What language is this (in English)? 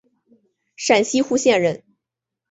Chinese